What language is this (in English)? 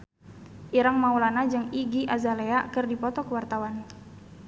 Sundanese